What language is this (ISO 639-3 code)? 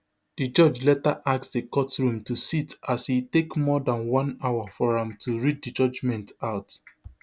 pcm